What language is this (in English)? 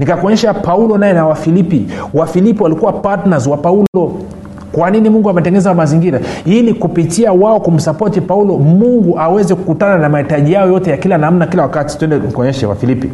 Swahili